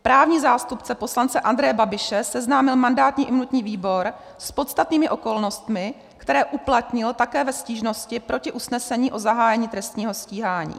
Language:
Czech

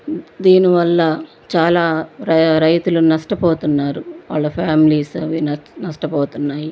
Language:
Telugu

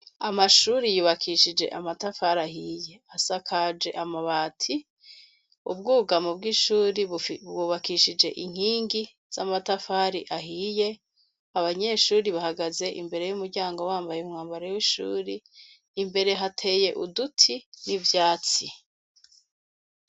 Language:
Rundi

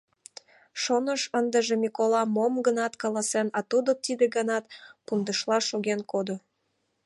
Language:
Mari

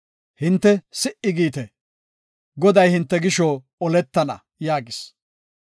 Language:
Gofa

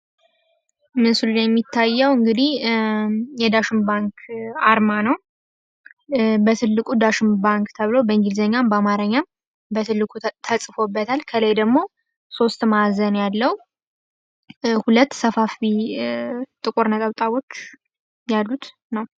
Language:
Amharic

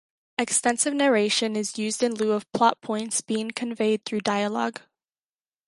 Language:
English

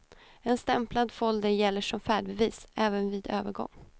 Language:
Swedish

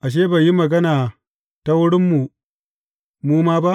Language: Hausa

